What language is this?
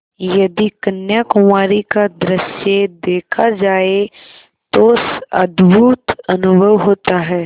Hindi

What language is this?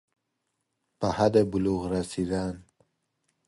Persian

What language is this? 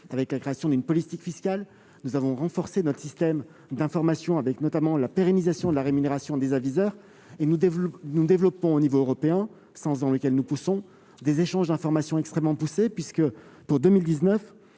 French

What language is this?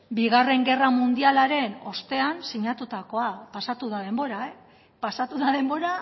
Basque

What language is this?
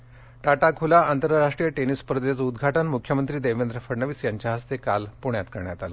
Marathi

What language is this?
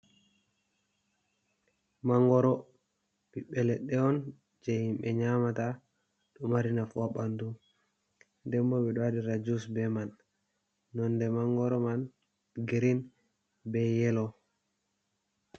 Fula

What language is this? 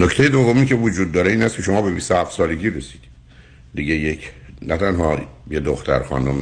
Persian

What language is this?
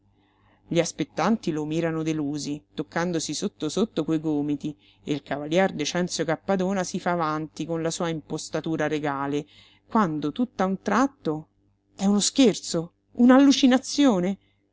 Italian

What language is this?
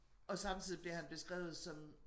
Danish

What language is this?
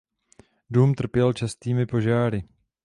Czech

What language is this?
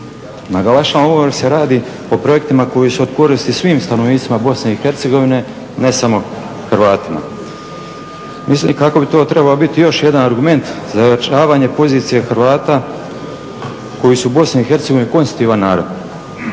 Croatian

